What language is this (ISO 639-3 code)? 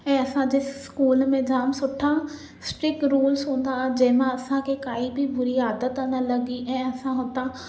snd